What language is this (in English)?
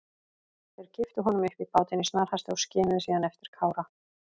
Icelandic